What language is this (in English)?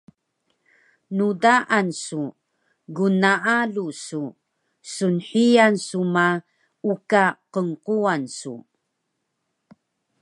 Taroko